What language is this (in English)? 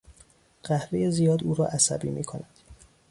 Persian